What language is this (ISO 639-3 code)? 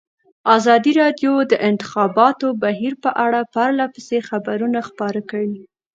pus